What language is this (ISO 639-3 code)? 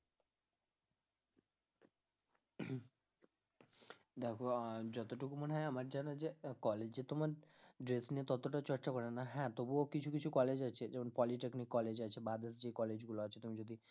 ben